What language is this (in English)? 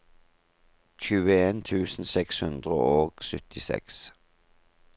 Norwegian